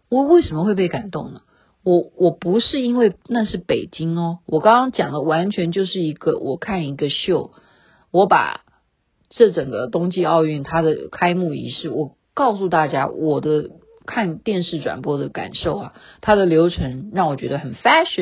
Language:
Chinese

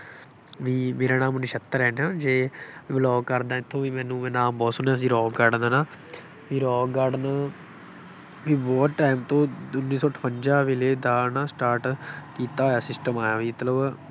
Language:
Punjabi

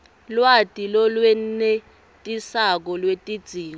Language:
Swati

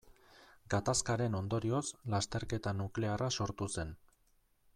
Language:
Basque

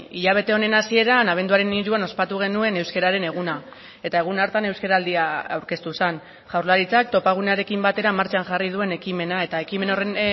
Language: Basque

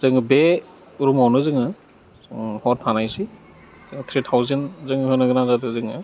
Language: Bodo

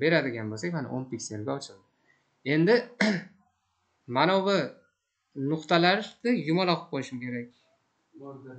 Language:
Turkish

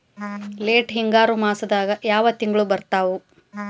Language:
Kannada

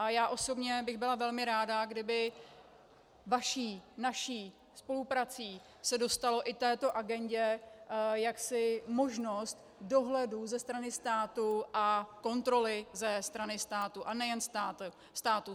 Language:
Czech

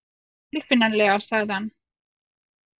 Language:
Icelandic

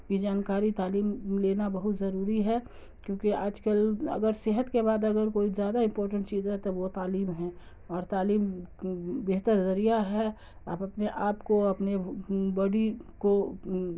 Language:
Urdu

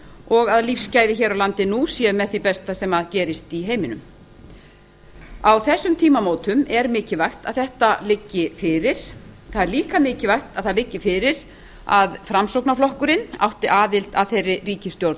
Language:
Icelandic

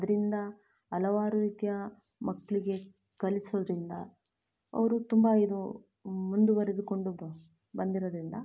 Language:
Kannada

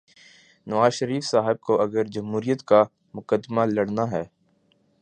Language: Urdu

